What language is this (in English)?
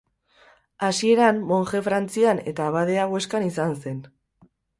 Basque